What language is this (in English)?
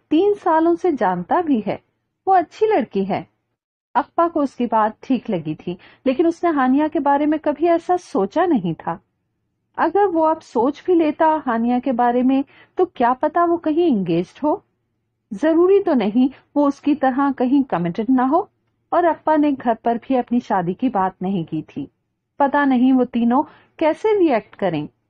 Hindi